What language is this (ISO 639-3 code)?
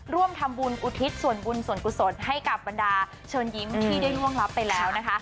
tha